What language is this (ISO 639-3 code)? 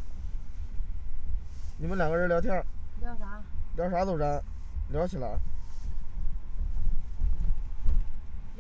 zho